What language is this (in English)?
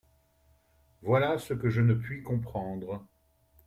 French